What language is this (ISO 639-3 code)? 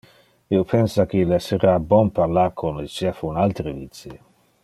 ina